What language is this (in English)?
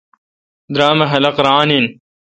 Kalkoti